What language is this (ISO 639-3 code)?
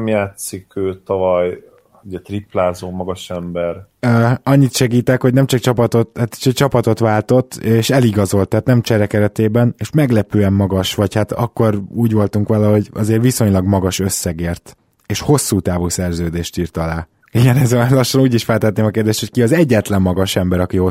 hun